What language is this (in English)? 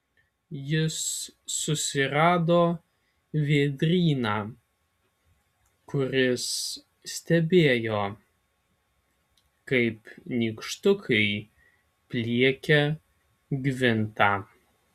Lithuanian